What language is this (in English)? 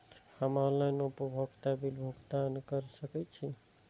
Maithili